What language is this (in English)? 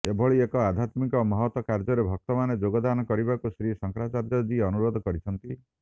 Odia